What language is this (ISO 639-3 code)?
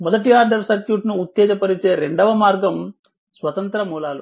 tel